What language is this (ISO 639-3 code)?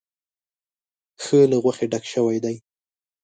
pus